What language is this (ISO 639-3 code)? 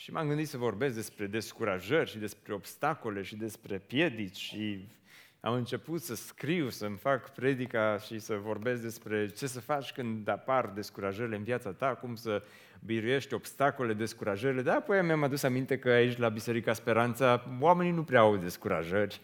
ron